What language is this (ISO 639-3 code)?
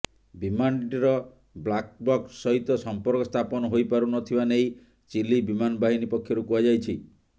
ori